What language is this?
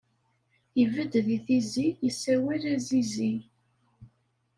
Kabyle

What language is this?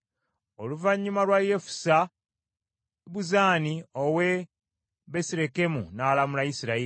Ganda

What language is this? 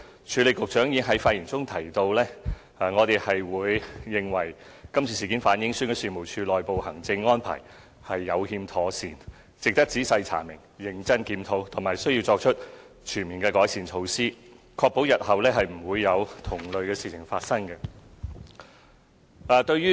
Cantonese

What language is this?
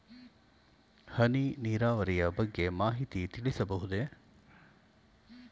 Kannada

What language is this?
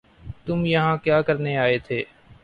Urdu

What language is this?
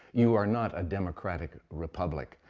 English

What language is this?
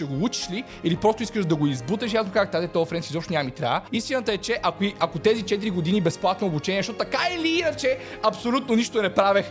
Bulgarian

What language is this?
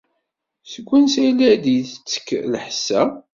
Kabyle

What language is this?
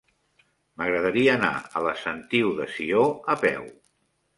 Catalan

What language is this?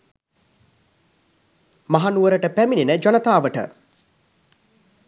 Sinhala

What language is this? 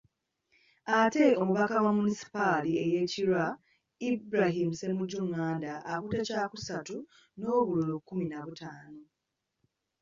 Ganda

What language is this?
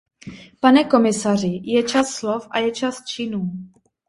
Czech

